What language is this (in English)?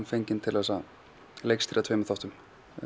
Icelandic